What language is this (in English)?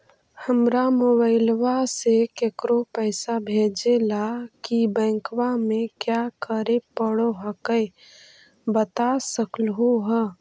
Magahi